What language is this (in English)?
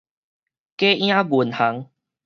Min Nan Chinese